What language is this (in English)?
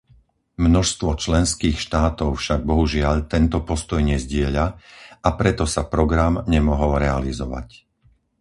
Slovak